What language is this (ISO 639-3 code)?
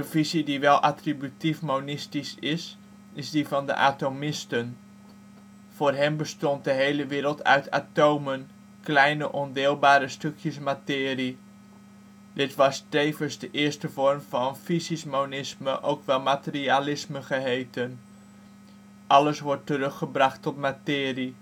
nld